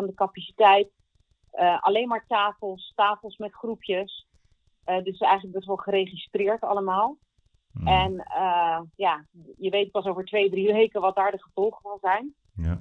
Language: Dutch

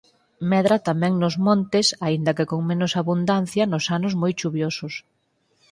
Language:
Galician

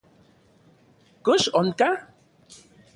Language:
Central Puebla Nahuatl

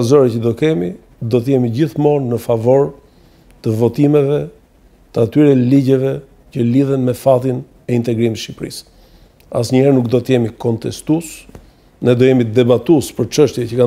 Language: Romanian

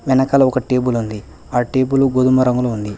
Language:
Telugu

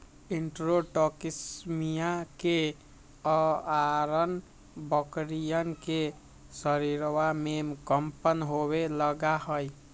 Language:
Magahi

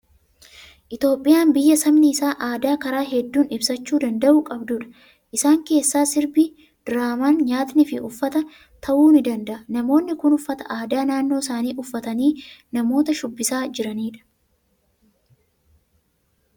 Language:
Oromo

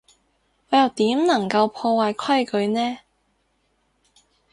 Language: Cantonese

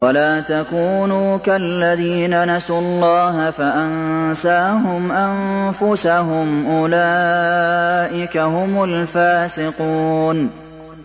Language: Arabic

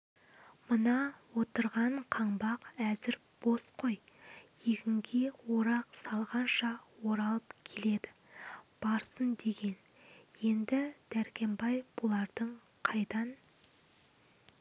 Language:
Kazakh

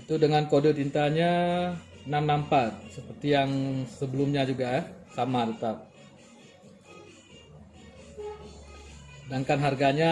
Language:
Indonesian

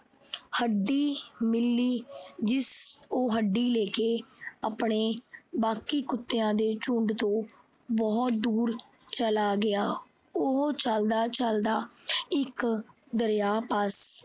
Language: Punjabi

